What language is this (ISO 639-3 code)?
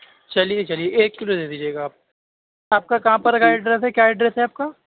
urd